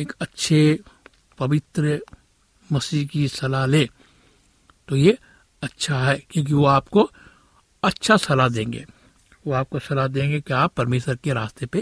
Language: Hindi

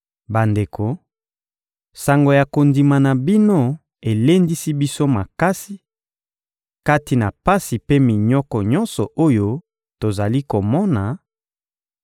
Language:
Lingala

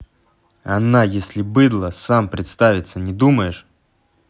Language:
Russian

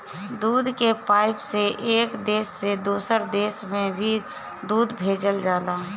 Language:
Bhojpuri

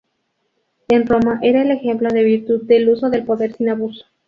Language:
Spanish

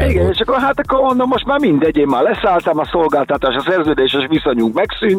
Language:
Hungarian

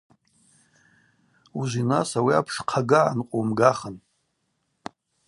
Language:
Abaza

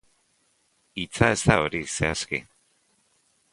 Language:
Basque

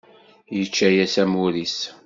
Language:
Kabyle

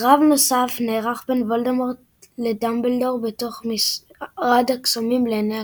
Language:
Hebrew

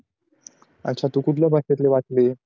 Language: Marathi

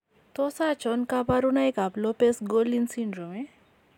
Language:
Kalenjin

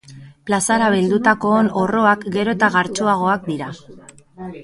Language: Basque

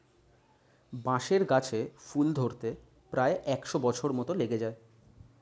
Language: Bangla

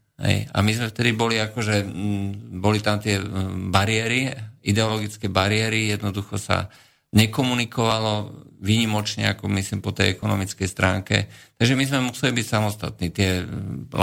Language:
Slovak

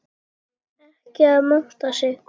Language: Icelandic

